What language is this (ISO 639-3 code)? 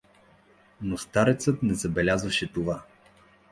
bul